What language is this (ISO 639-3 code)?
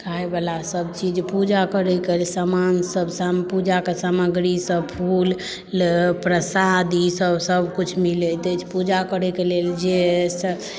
mai